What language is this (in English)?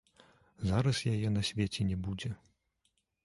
Belarusian